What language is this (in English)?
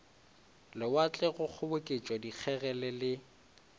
Northern Sotho